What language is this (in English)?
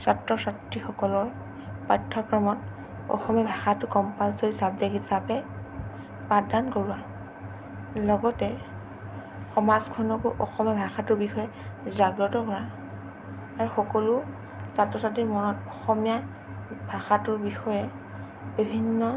Assamese